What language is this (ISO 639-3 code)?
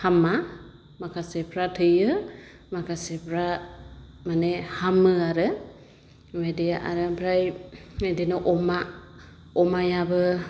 brx